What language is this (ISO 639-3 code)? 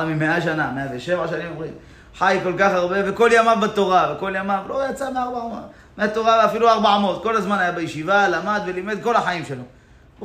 heb